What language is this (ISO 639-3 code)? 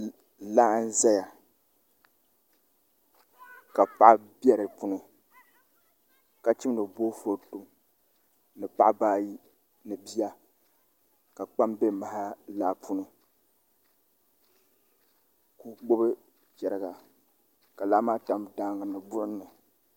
dag